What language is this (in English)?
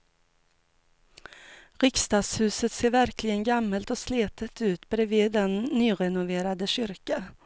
Swedish